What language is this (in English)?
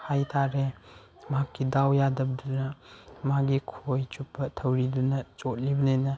Manipuri